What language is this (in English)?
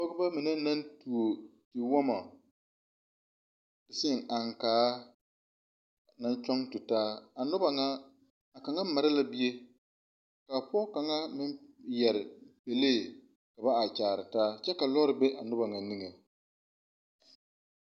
Southern Dagaare